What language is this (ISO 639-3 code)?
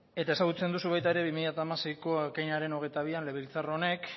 eus